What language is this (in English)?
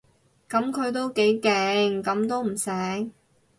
Cantonese